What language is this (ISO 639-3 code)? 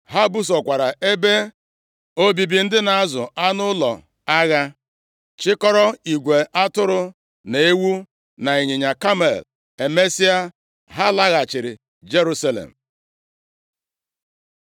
ibo